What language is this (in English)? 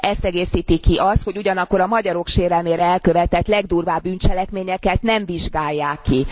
Hungarian